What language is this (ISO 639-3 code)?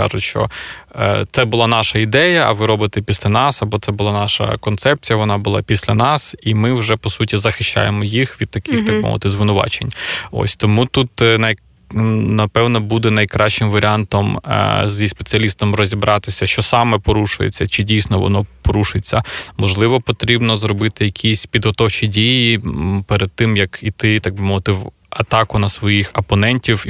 ukr